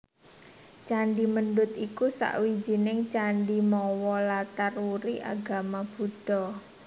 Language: Javanese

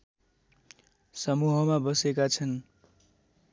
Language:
Nepali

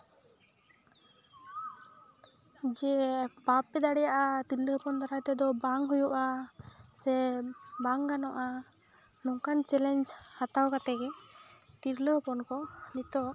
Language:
Santali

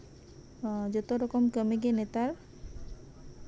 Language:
Santali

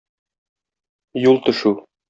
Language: Tatar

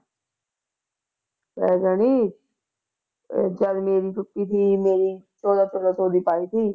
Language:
Punjabi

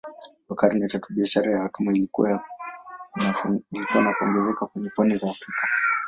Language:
Swahili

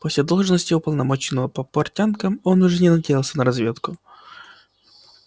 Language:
Russian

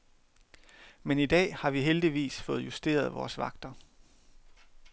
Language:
Danish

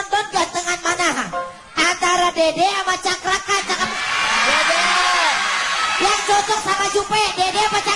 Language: Indonesian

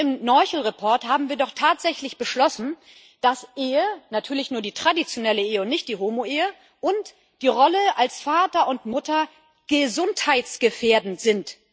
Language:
German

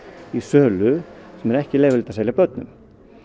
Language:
Icelandic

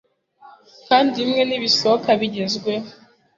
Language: Kinyarwanda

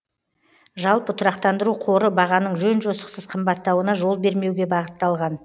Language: Kazakh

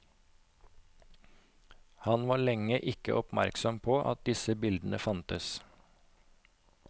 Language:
Norwegian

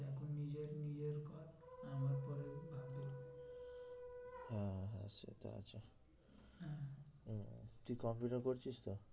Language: Bangla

